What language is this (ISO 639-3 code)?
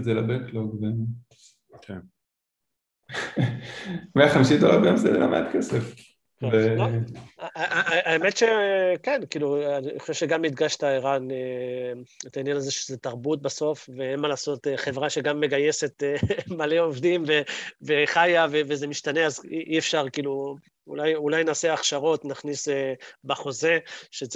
heb